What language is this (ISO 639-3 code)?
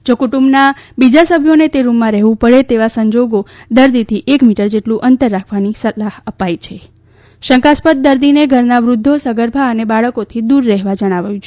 guj